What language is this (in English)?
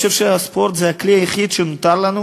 Hebrew